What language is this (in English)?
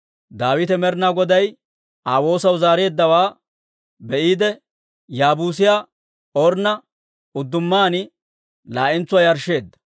Dawro